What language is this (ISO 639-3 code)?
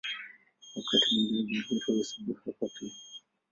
swa